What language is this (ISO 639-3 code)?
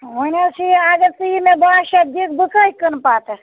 kas